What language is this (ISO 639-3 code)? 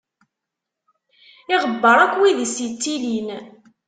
kab